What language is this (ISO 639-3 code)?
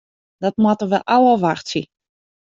fry